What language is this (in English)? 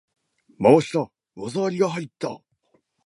Japanese